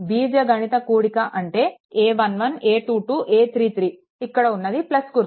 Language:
Telugu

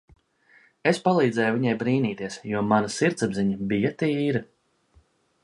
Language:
Latvian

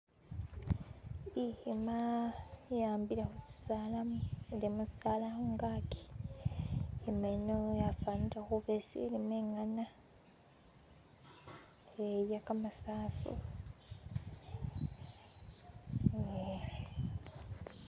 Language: Masaaba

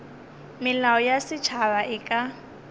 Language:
Northern Sotho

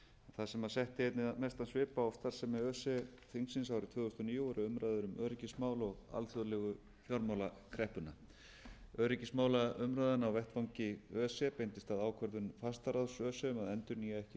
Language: Icelandic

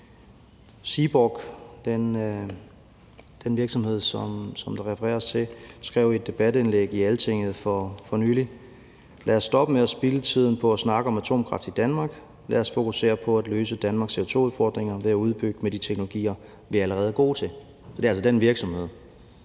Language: Danish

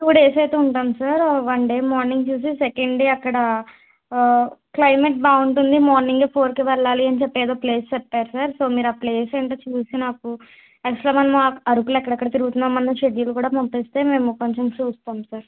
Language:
Telugu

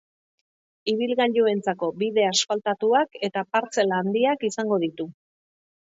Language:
Basque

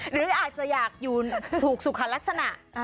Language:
Thai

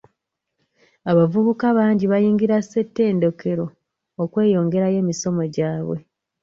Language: Ganda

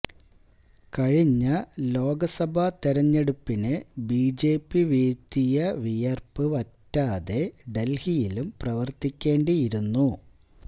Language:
Malayalam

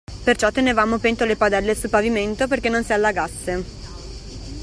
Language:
Italian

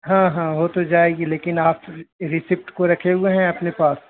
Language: Urdu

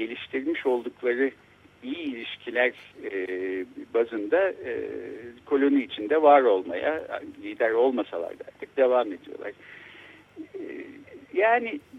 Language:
Turkish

